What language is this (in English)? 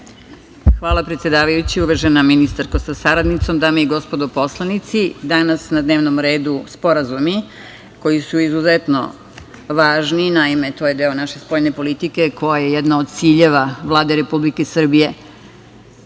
Serbian